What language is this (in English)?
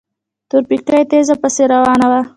Pashto